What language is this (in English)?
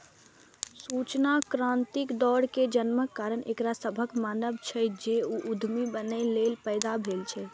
Maithili